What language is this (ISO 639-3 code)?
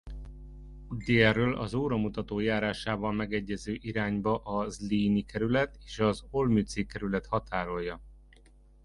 hun